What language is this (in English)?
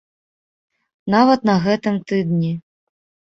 Belarusian